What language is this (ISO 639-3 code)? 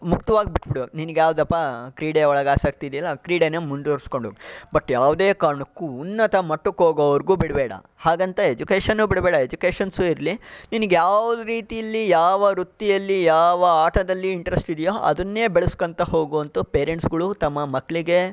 kan